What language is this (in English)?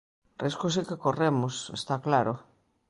Galician